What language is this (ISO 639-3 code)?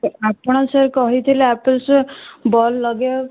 ori